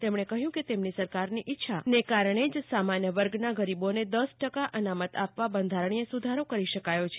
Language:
Gujarati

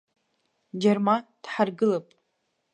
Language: Abkhazian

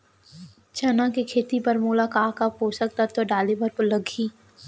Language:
Chhattisgarhi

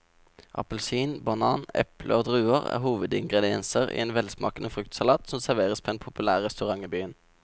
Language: Norwegian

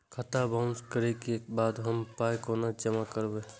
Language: Maithili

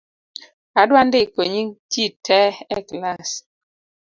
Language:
Luo (Kenya and Tanzania)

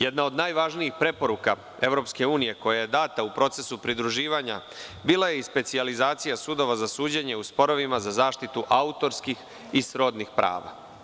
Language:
Serbian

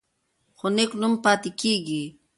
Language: Pashto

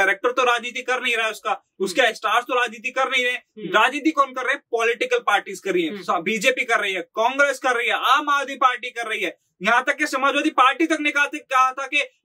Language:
Hindi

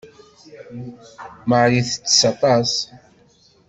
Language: Kabyle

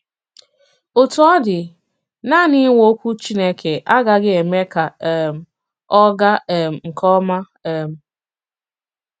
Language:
Igbo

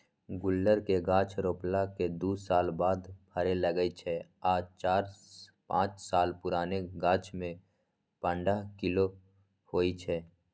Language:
Magahi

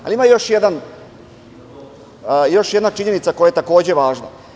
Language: Serbian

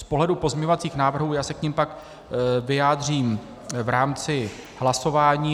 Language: Czech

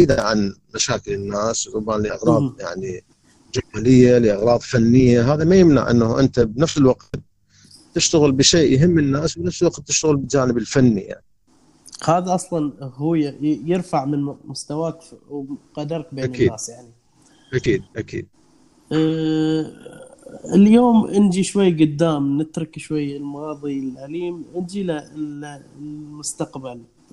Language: Arabic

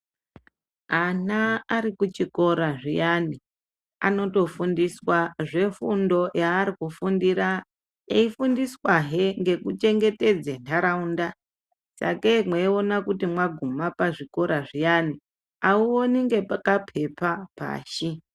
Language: Ndau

